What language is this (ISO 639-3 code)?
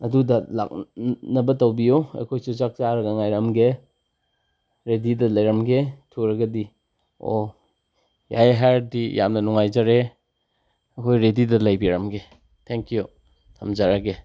mni